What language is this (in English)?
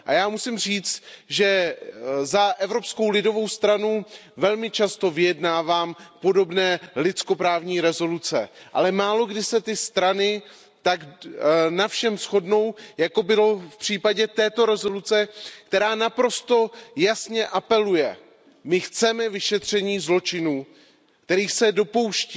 Czech